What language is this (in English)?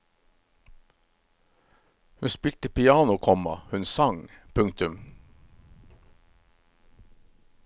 Norwegian